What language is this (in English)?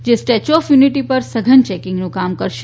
Gujarati